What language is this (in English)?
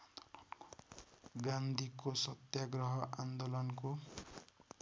Nepali